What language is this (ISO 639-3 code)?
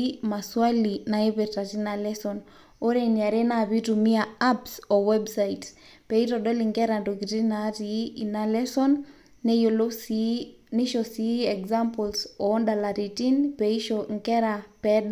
mas